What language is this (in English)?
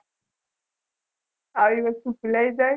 Gujarati